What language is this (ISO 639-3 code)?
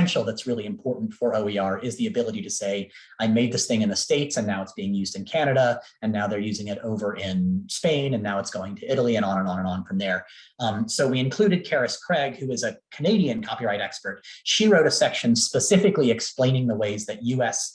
eng